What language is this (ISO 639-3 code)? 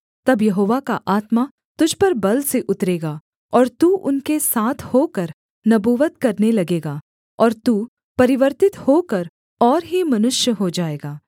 hin